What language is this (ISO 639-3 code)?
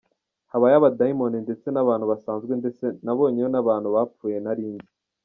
kin